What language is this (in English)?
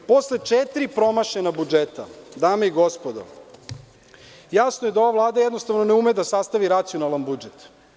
Serbian